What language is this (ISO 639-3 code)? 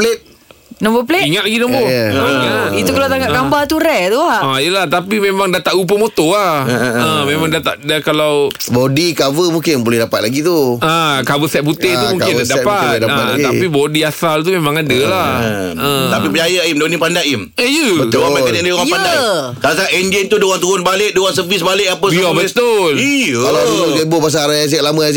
msa